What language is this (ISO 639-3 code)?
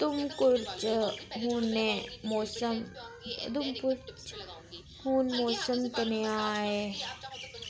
doi